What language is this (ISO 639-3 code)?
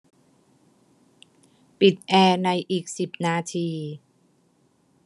tha